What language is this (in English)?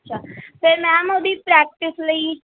Punjabi